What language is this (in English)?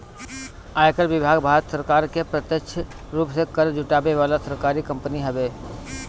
Bhojpuri